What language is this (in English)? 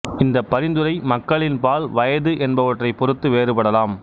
Tamil